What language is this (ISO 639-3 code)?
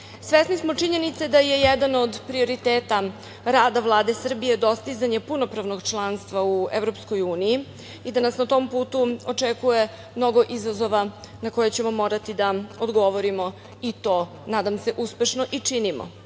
srp